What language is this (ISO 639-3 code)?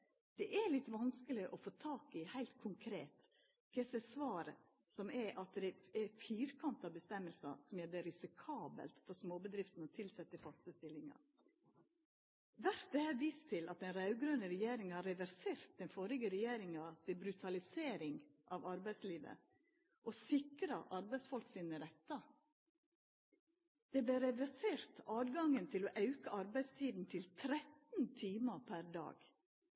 nno